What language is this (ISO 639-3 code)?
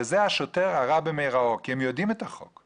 heb